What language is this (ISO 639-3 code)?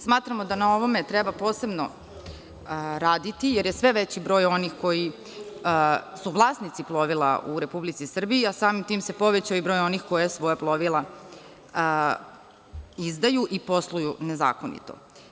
srp